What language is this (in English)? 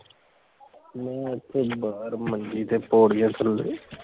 Punjabi